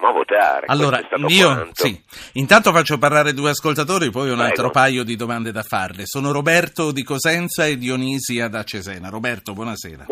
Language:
Italian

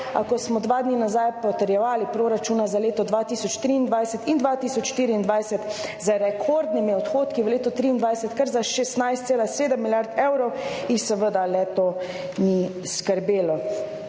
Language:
Slovenian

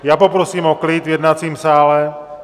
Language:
Czech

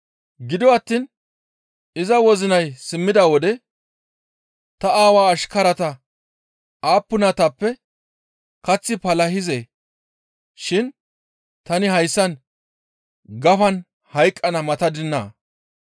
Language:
Gamo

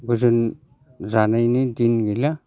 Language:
Bodo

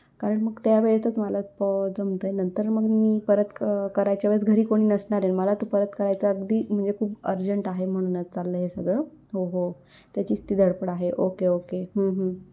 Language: Marathi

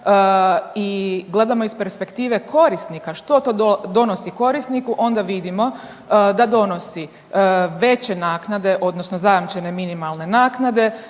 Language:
Croatian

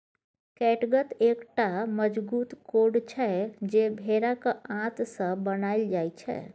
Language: Maithili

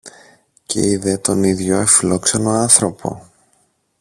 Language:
Greek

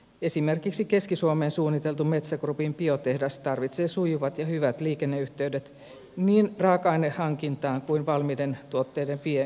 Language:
Finnish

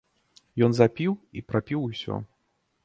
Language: Belarusian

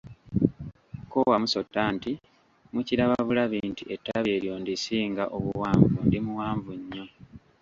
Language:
Ganda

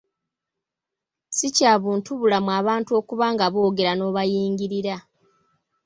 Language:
Ganda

